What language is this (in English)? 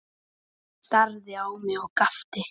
Icelandic